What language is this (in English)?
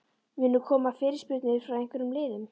Icelandic